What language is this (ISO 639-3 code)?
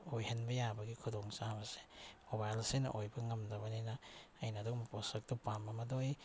mni